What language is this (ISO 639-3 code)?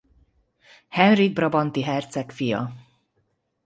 hun